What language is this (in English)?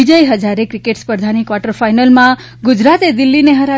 Gujarati